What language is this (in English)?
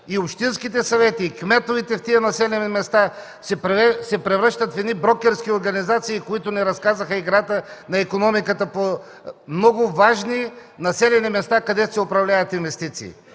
Bulgarian